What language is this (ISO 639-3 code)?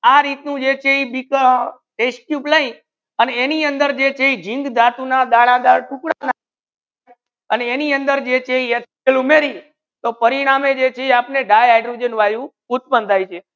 guj